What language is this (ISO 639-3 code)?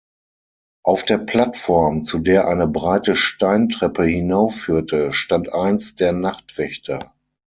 deu